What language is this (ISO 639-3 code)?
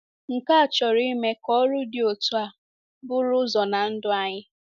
ibo